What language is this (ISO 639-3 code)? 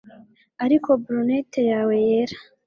kin